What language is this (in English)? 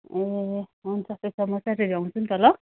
Nepali